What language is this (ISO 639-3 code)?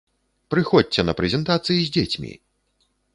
bel